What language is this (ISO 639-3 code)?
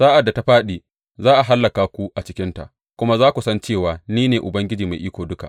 hau